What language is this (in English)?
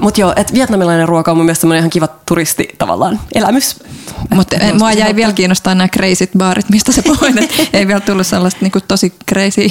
Finnish